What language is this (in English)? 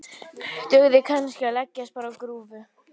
Icelandic